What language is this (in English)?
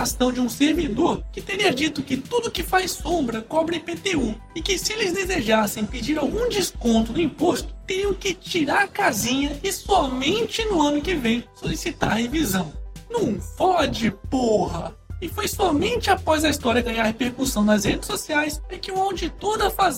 Portuguese